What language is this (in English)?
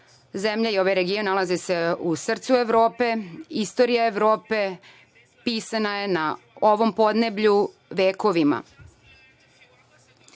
Serbian